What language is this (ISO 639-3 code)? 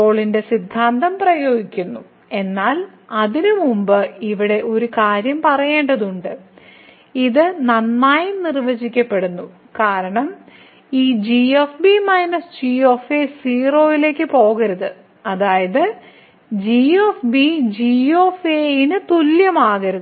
mal